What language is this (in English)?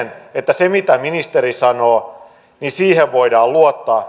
Finnish